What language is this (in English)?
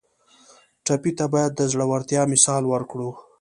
Pashto